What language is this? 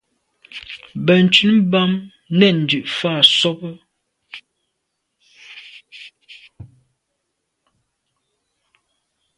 Medumba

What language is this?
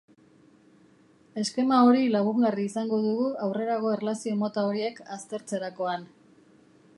Basque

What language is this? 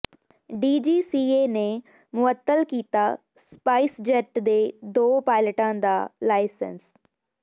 Punjabi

